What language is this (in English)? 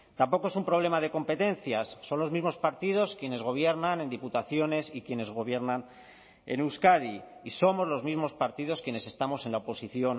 Spanish